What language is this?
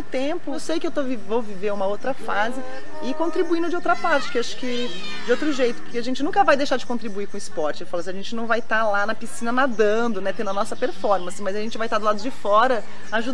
Portuguese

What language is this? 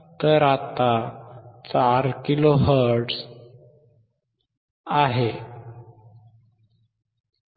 Marathi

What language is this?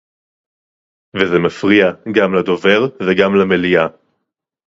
Hebrew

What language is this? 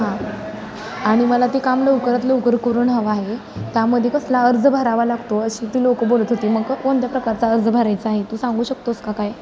Marathi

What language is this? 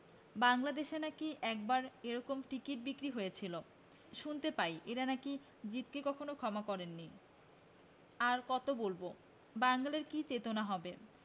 Bangla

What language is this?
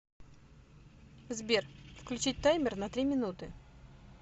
Russian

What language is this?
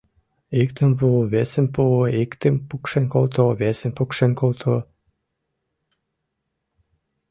Mari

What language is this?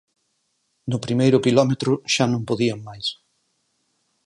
Galician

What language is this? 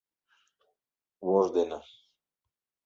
Mari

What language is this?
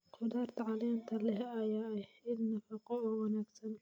Somali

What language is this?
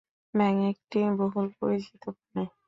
Bangla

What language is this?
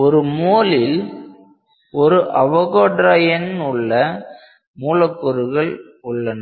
Tamil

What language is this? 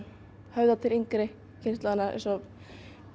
Icelandic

